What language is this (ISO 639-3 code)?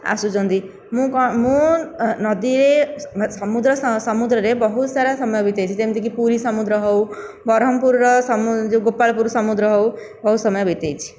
ori